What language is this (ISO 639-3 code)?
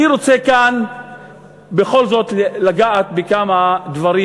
heb